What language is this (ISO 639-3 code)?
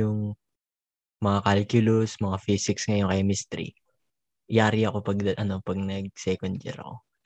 fil